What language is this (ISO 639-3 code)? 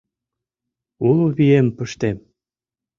chm